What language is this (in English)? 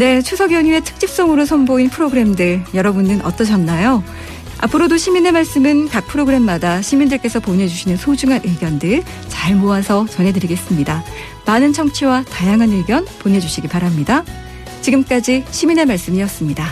Korean